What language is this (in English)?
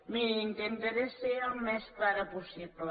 Catalan